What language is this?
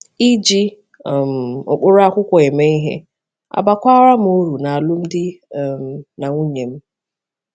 Igbo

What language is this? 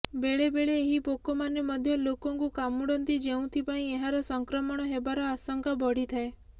Odia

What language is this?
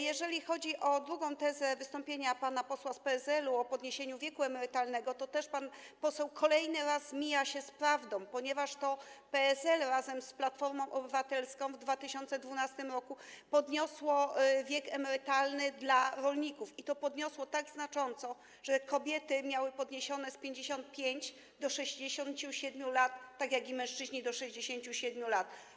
Polish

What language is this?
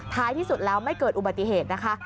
Thai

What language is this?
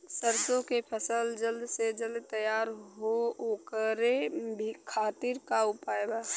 Bhojpuri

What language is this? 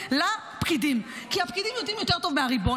Hebrew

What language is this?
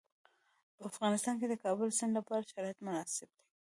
Pashto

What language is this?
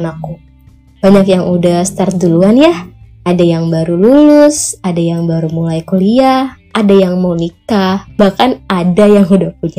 Indonesian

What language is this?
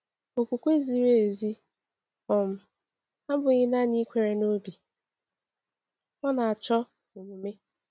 Igbo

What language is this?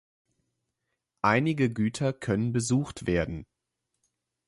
German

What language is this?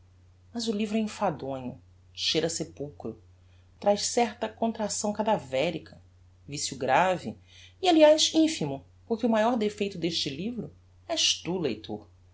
Portuguese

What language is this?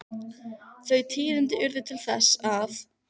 Icelandic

